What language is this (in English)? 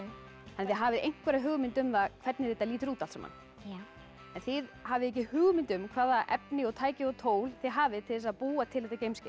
Icelandic